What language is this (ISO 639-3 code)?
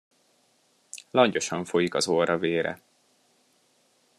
hun